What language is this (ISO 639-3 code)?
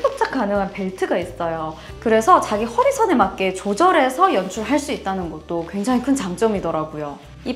kor